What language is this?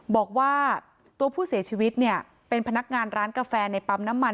Thai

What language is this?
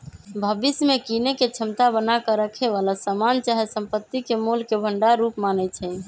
Magahi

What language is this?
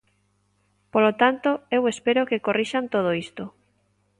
Galician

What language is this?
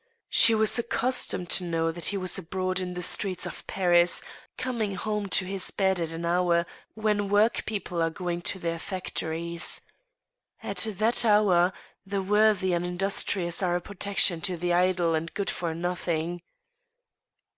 English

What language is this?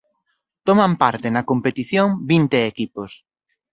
Galician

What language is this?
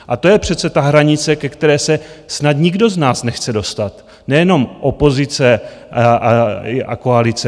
Czech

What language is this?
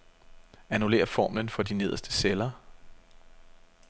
Danish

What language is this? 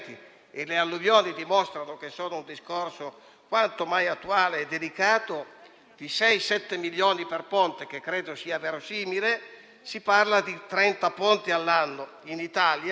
Italian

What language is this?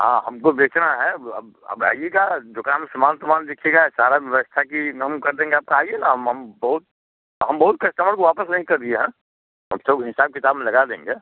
Hindi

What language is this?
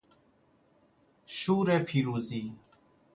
Persian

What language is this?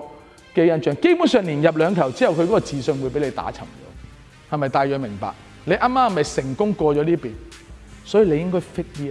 Chinese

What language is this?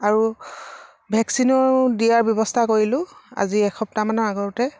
Assamese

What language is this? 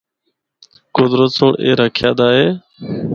Northern Hindko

